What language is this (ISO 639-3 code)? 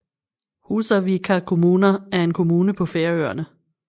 dan